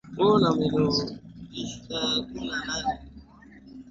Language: Swahili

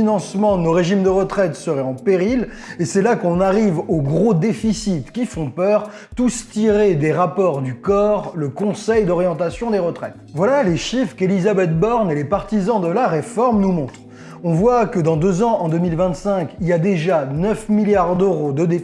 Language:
French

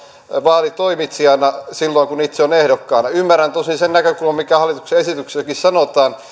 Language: Finnish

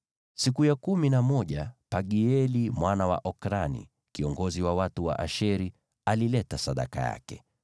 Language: Swahili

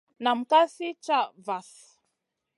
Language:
Masana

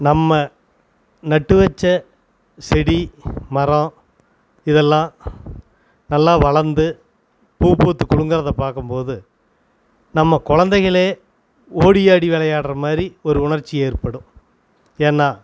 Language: Tamil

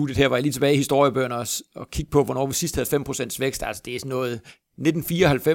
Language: Danish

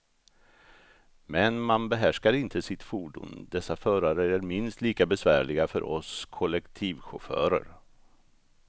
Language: Swedish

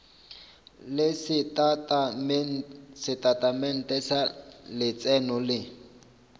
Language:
Northern Sotho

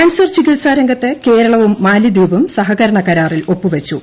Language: Malayalam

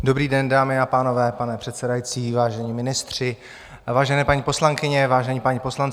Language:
Czech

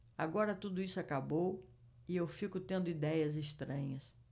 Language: Portuguese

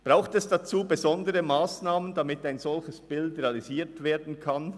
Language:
Swiss German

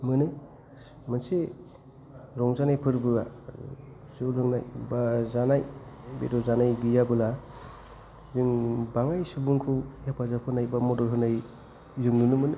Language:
Bodo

